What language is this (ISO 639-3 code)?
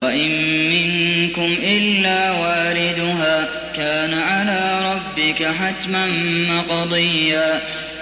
ara